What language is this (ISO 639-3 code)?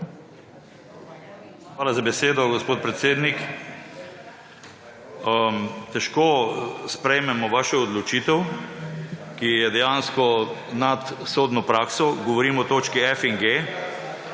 slv